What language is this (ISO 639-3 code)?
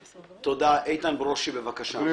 heb